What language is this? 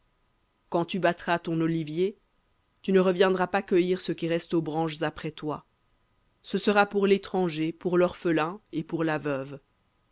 French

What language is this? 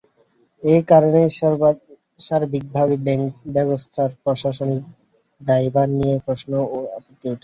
Bangla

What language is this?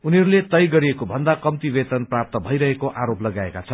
Nepali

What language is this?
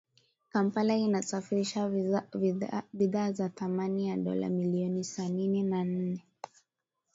Swahili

